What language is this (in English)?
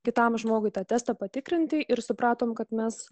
Lithuanian